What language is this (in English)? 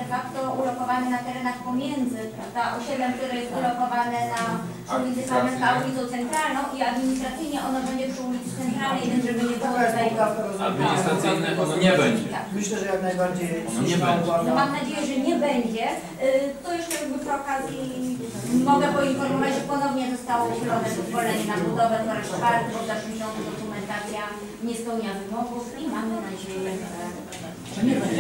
Polish